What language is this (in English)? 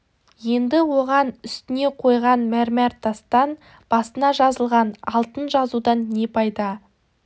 Kazakh